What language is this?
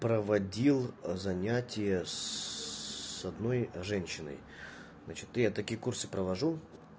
Russian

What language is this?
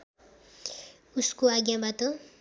Nepali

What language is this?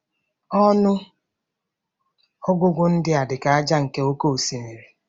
Igbo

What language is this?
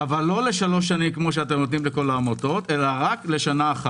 Hebrew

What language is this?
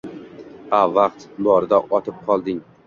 Uzbek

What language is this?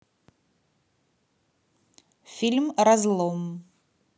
Russian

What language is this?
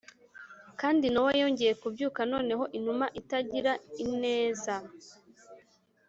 Kinyarwanda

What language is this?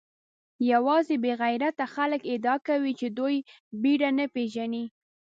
Pashto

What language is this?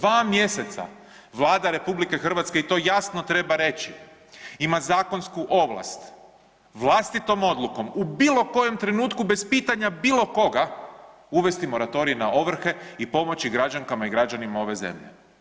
Croatian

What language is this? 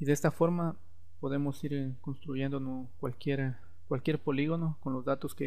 Spanish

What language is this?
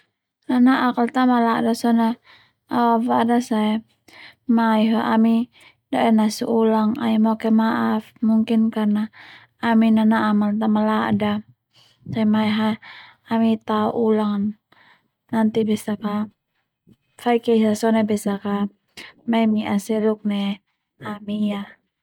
Termanu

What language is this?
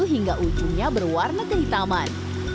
Indonesian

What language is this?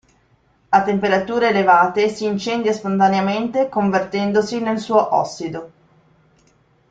Italian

